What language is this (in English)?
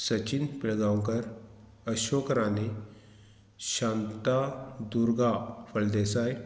Konkani